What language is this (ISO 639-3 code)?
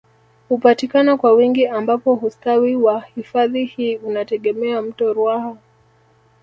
swa